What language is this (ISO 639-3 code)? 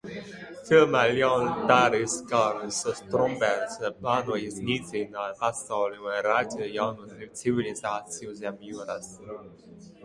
lav